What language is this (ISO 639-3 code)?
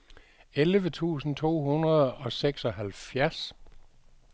dan